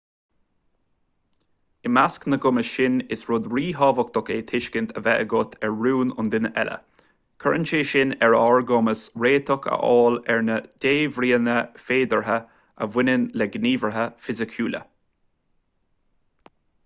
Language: Irish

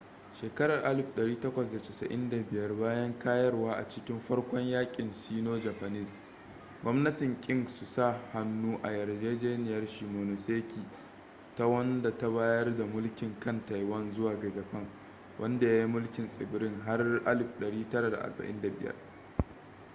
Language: Hausa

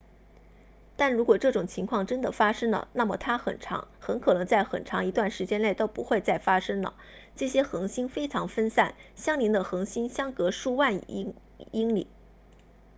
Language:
Chinese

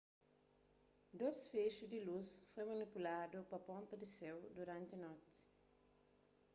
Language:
Kabuverdianu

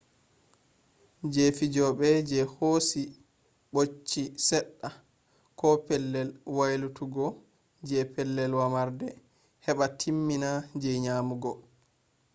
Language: Fula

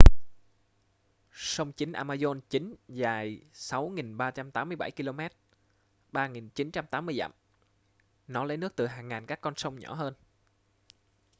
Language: Vietnamese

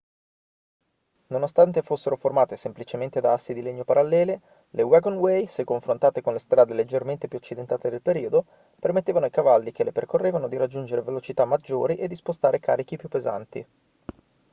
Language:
Italian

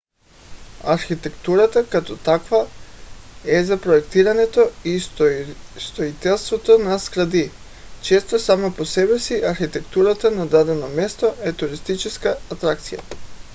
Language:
Bulgarian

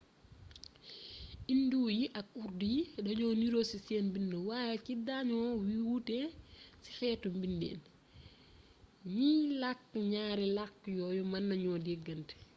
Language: Wolof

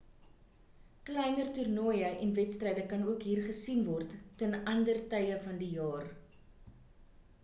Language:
Afrikaans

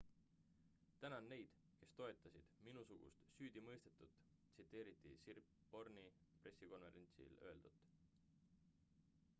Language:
Estonian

